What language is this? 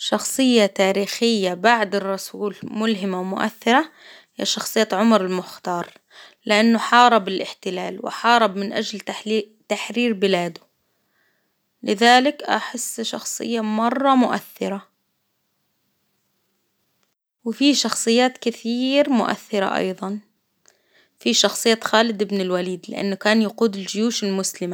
Hijazi Arabic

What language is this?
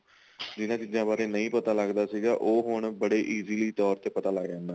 Punjabi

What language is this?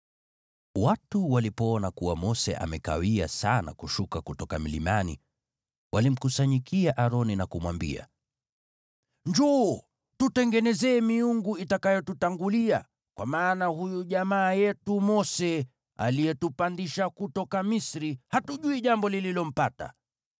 Swahili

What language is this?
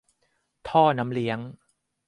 Thai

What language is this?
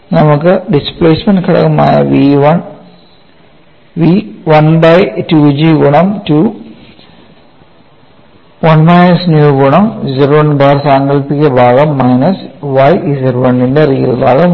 Malayalam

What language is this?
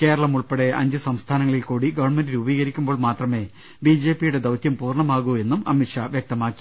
Malayalam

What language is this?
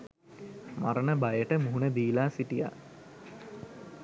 Sinhala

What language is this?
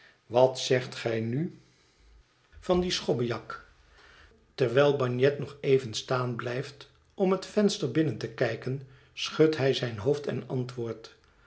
Dutch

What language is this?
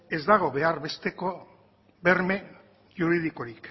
Basque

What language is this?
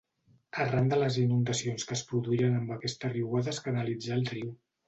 Catalan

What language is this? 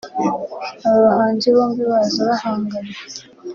Kinyarwanda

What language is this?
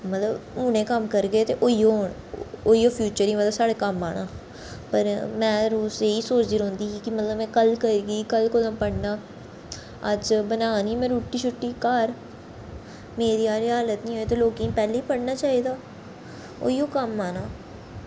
Dogri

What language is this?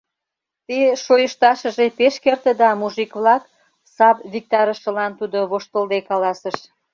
Mari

